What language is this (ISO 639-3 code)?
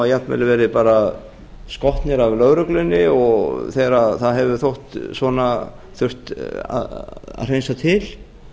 isl